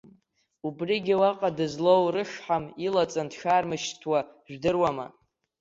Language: Abkhazian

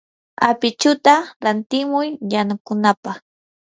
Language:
Yanahuanca Pasco Quechua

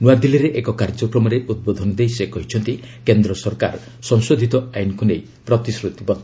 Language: Odia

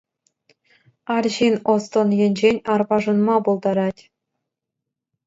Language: Chuvash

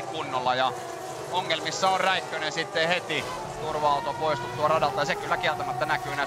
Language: Finnish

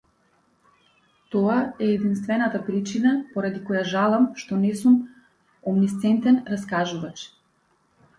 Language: Macedonian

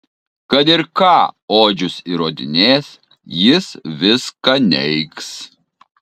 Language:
Lithuanian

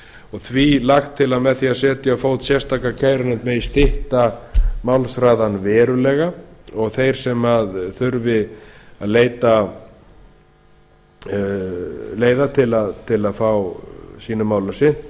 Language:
Icelandic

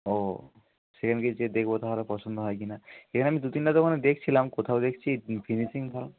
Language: Bangla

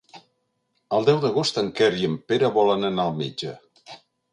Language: Catalan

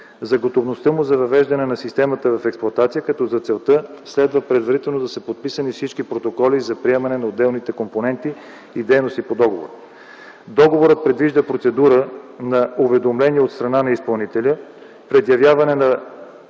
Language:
Bulgarian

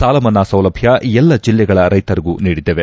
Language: Kannada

